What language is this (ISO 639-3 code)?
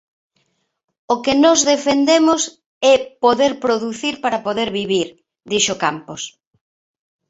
glg